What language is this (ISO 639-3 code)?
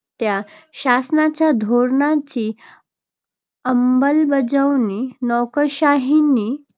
mar